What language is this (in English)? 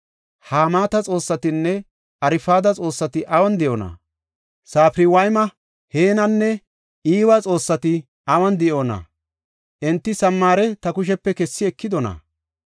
Gofa